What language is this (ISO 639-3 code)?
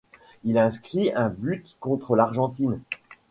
fra